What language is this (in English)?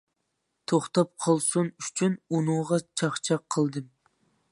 Uyghur